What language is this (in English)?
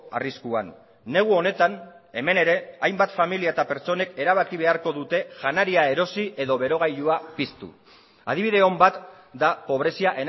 Basque